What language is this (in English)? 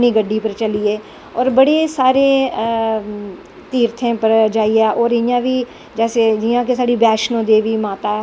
Dogri